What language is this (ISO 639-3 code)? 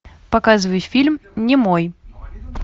rus